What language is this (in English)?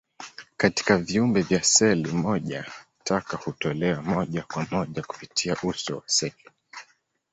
Swahili